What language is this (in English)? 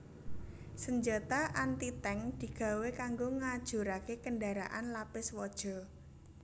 Javanese